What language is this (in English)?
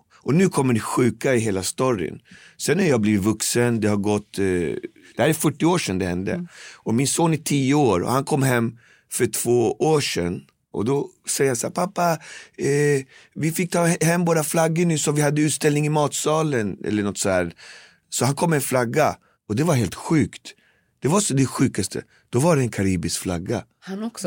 Swedish